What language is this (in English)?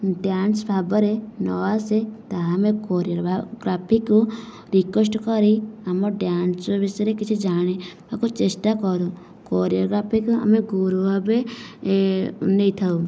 Odia